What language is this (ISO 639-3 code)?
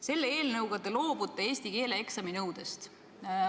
est